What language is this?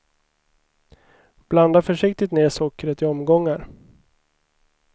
Swedish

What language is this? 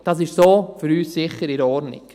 Swiss German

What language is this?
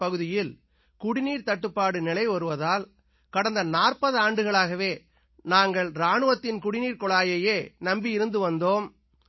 Tamil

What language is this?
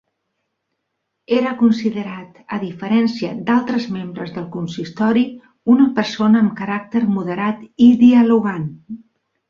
Catalan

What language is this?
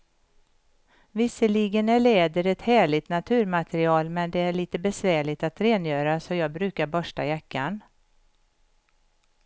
Swedish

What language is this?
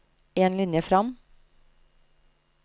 Norwegian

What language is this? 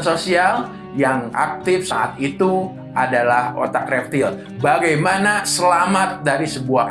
Indonesian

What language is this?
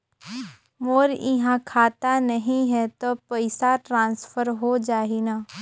Chhattisgarhi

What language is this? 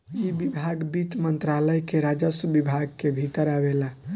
Bhojpuri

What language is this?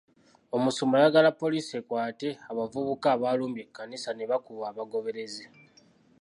Ganda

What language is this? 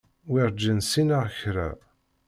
Kabyle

